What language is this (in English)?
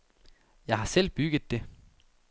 Danish